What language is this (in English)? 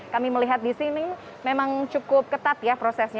Indonesian